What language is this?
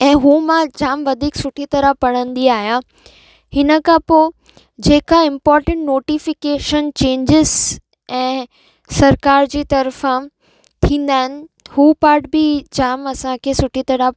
Sindhi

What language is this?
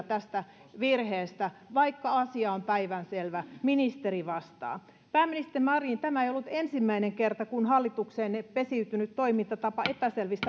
Finnish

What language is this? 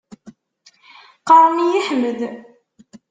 Kabyle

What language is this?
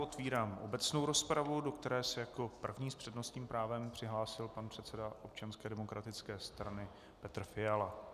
Czech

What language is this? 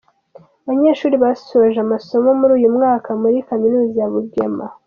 Kinyarwanda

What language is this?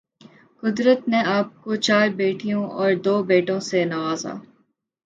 Urdu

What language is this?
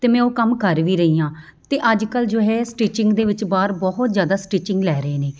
Punjabi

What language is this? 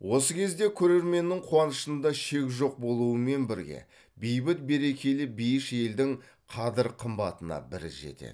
Kazakh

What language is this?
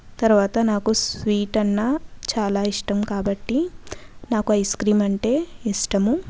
Telugu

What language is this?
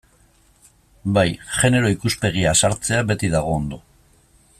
Basque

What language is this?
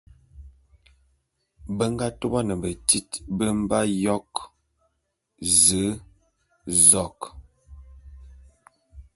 Bulu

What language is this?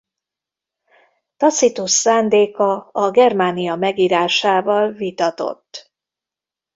Hungarian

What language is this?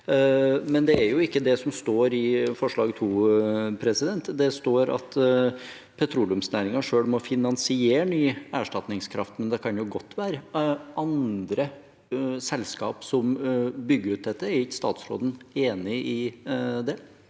Norwegian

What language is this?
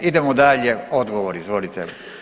Croatian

